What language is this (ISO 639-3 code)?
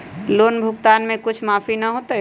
mag